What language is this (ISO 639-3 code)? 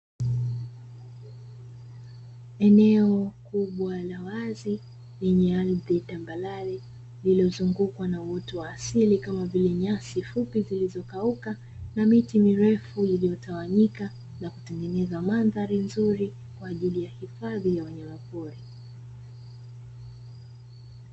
swa